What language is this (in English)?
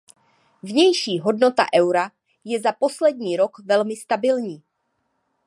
Czech